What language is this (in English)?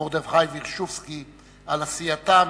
Hebrew